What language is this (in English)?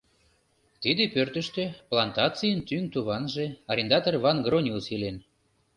Mari